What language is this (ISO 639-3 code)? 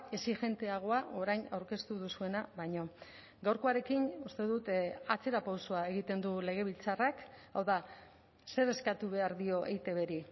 eus